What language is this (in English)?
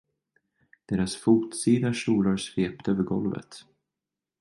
Swedish